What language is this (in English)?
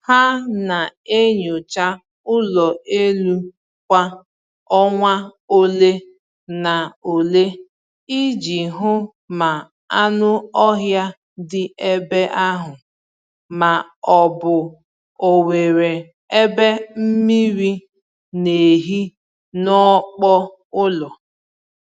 Igbo